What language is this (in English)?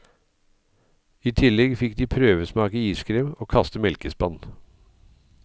Norwegian